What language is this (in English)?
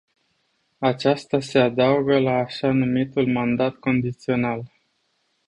Romanian